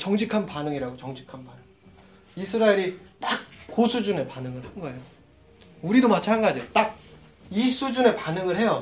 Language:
Korean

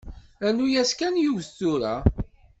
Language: Kabyle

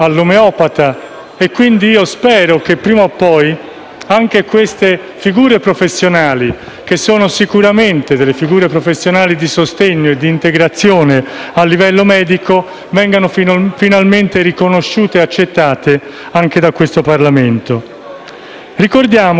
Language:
Italian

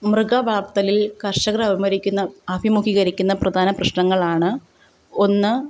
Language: Malayalam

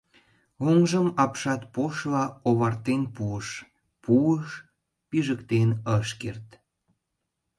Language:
Mari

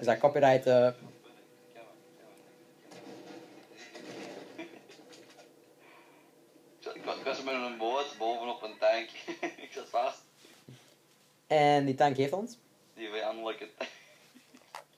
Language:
Dutch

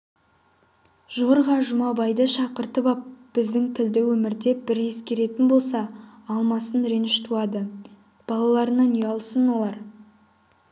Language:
Kazakh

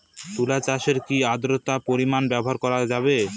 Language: Bangla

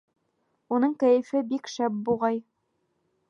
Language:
Bashkir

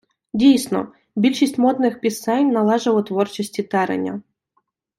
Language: Ukrainian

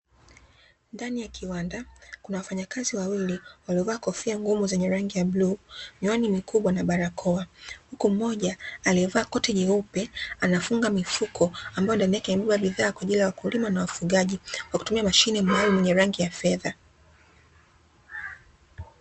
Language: Swahili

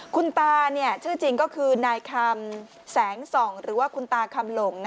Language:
Thai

